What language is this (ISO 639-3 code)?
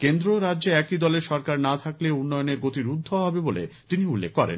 ben